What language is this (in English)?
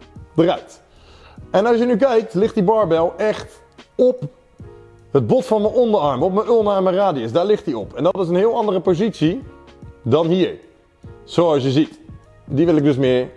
Dutch